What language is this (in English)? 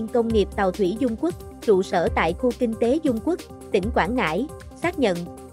Vietnamese